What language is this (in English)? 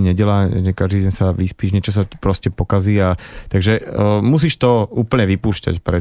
Slovak